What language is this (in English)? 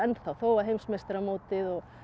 Icelandic